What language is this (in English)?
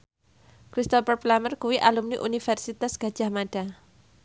Javanese